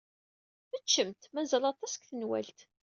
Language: Kabyle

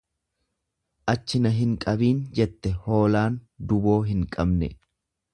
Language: Oromo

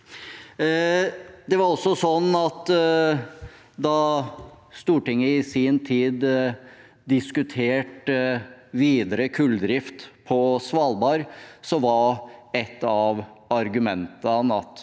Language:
Norwegian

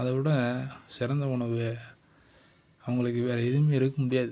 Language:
Tamil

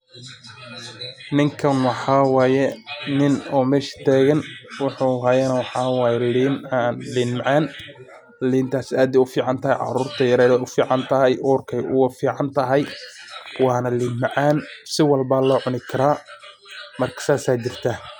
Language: Somali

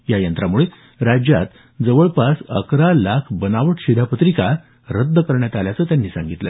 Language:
Marathi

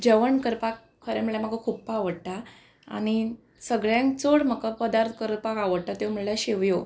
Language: Konkani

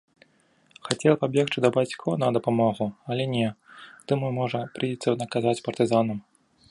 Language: Belarusian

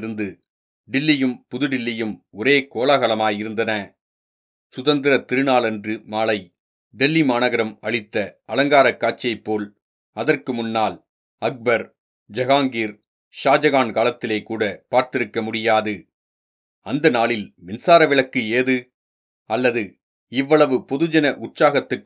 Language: Tamil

